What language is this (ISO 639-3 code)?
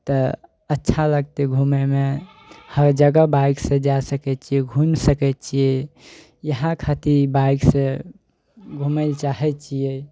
mai